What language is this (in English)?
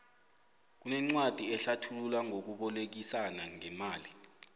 South Ndebele